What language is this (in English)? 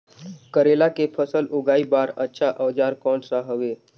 Chhattisgarhi